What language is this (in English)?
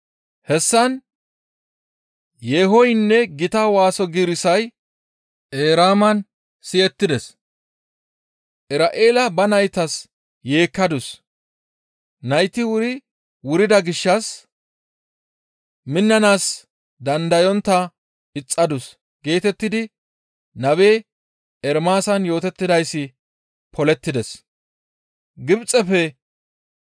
Gamo